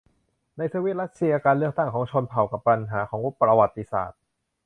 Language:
Thai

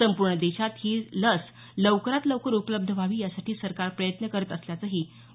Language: Marathi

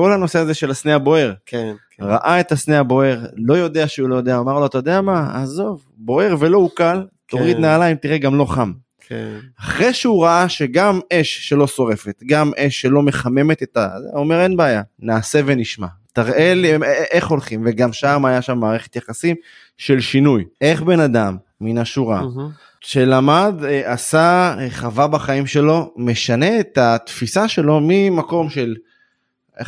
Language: Hebrew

